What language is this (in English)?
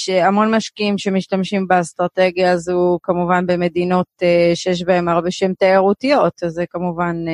Hebrew